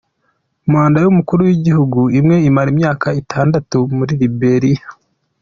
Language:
Kinyarwanda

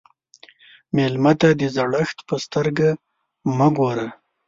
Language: Pashto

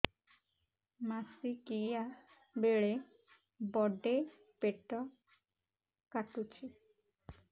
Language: Odia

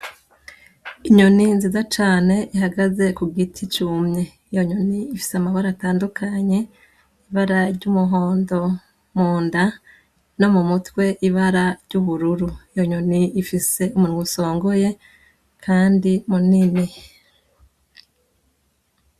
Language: Rundi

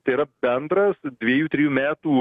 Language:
Lithuanian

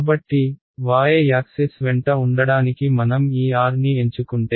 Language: Telugu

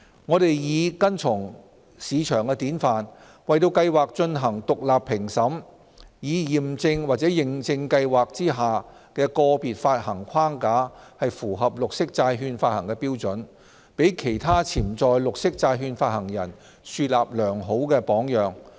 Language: Cantonese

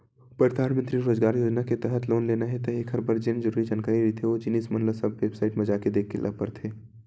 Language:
Chhattisgarhi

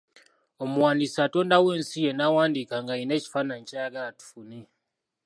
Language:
Ganda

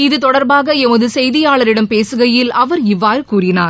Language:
Tamil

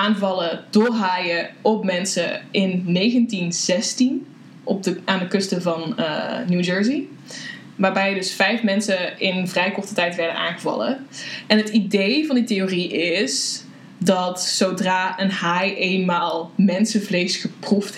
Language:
Dutch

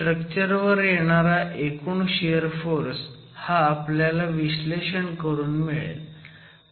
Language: Marathi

